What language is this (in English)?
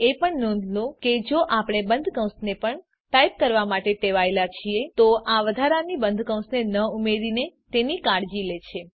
Gujarati